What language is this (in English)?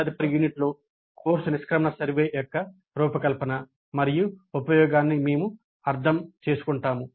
Telugu